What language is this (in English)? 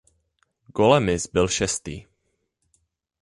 Czech